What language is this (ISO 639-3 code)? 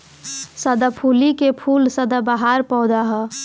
bho